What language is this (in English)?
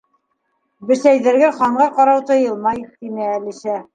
Bashkir